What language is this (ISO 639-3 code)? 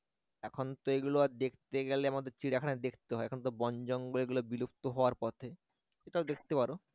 ben